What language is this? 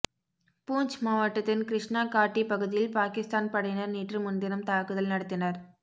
Tamil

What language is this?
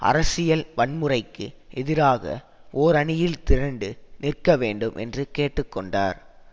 Tamil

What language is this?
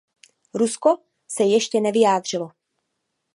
Czech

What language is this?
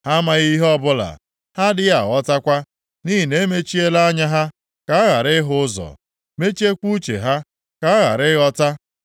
Igbo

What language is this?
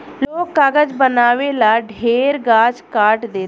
Bhojpuri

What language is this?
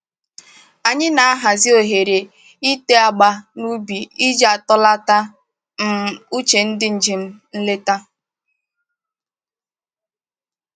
Igbo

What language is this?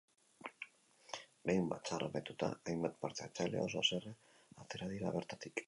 Basque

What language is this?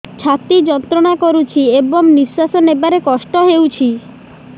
Odia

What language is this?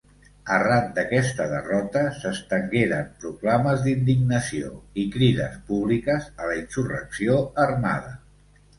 Catalan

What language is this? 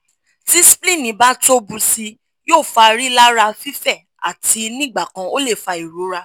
Yoruba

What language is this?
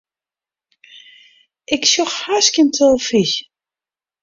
Western Frisian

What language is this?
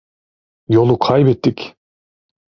Turkish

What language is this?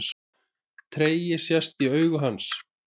Icelandic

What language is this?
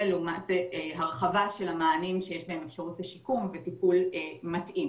Hebrew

